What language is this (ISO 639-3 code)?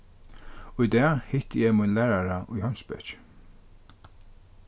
fao